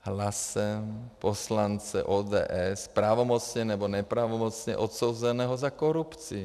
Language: Czech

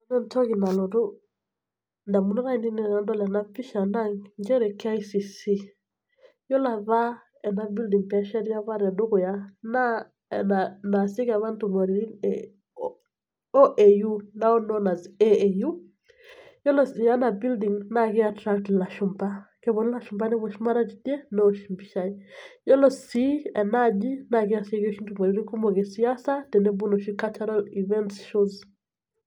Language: Masai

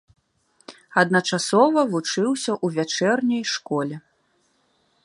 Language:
Belarusian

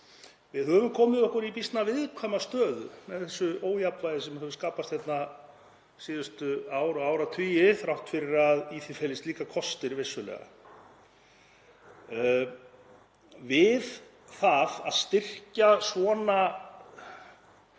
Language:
Icelandic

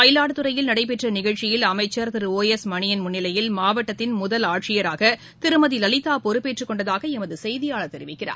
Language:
Tamil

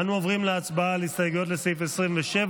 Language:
Hebrew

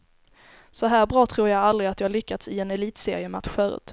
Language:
Swedish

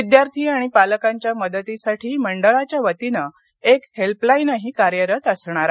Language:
Marathi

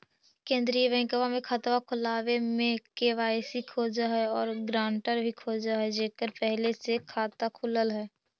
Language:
Magahi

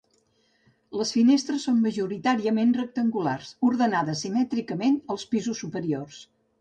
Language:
Catalan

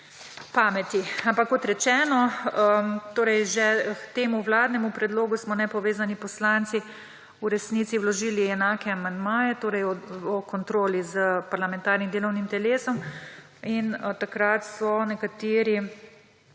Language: Slovenian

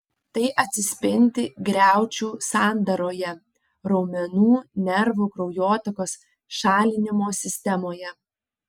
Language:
Lithuanian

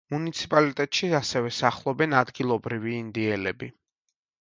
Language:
Georgian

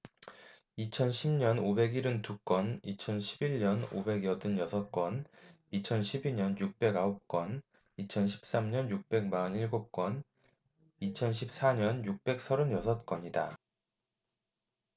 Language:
Korean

